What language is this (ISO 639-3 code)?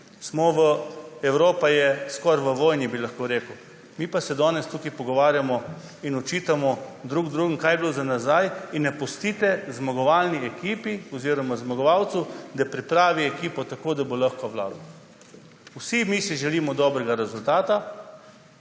slv